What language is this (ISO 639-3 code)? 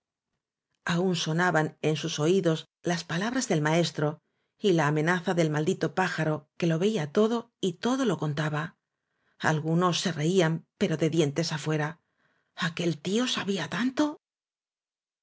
spa